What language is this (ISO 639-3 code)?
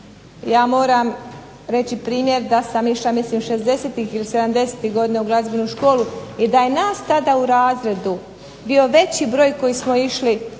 hrv